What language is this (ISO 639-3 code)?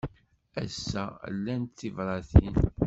kab